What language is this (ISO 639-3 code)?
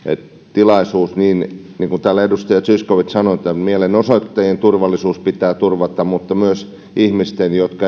fin